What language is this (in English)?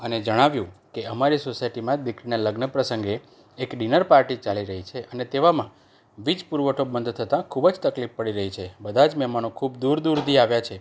Gujarati